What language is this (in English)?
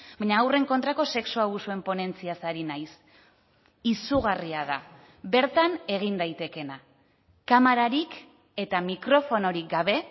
Basque